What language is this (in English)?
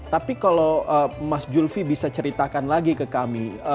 Indonesian